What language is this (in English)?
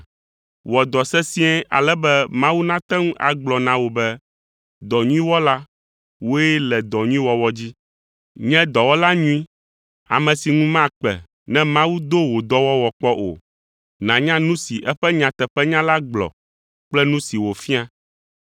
Ewe